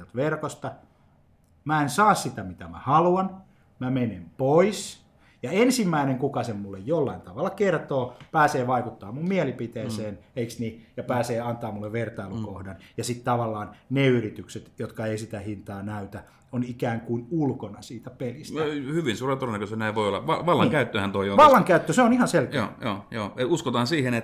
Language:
Finnish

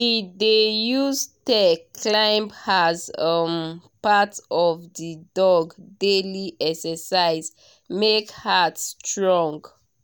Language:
Nigerian Pidgin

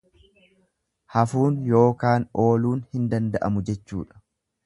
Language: Oromo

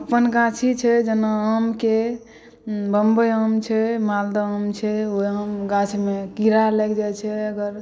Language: Maithili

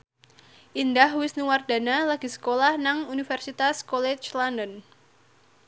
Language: Javanese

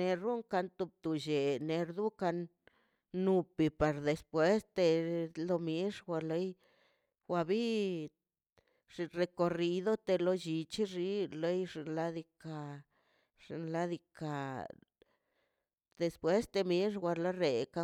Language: Mazaltepec Zapotec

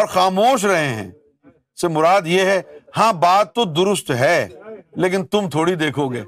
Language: Urdu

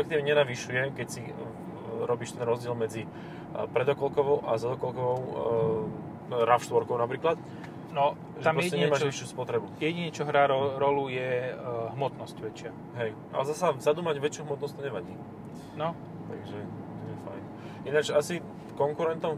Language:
Slovak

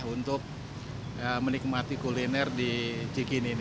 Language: Indonesian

